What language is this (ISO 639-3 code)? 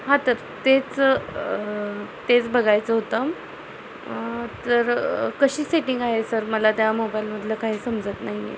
mar